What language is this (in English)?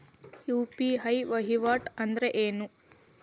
Kannada